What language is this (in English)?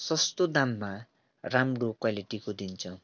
Nepali